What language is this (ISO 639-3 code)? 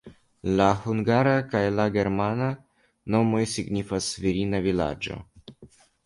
epo